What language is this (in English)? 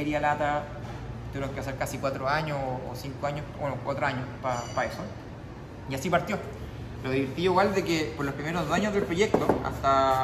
Spanish